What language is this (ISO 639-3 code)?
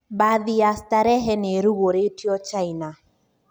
kik